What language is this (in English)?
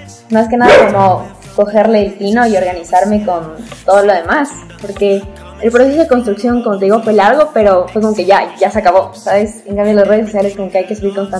Spanish